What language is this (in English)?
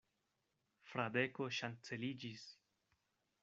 Esperanto